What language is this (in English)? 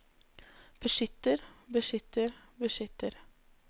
Norwegian